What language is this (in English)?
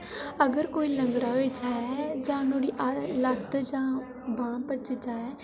Dogri